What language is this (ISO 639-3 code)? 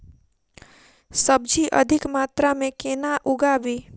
mai